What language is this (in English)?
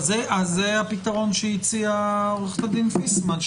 Hebrew